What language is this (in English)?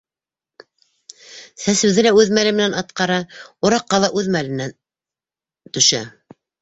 Bashkir